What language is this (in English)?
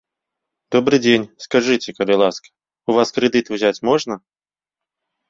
Belarusian